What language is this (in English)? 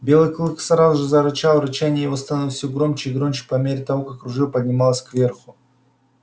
Russian